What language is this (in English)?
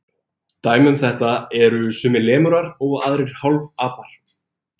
Icelandic